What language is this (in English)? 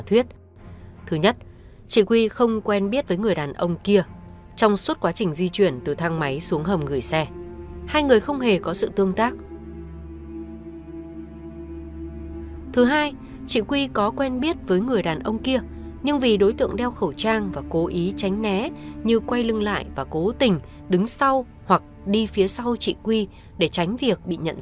Vietnamese